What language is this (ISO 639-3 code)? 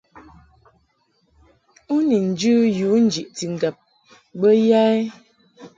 mhk